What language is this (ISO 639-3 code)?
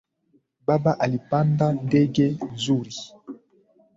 swa